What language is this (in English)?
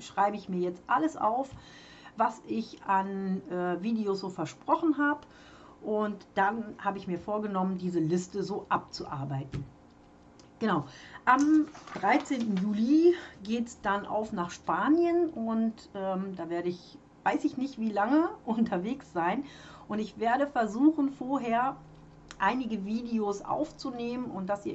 German